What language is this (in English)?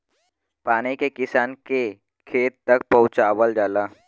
Bhojpuri